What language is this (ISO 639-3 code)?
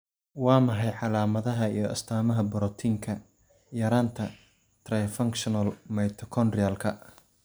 som